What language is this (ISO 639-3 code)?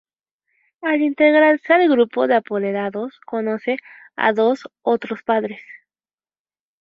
spa